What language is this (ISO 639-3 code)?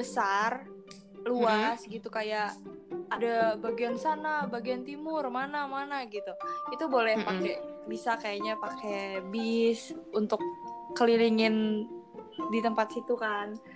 ind